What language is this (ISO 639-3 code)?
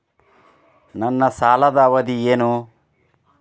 kan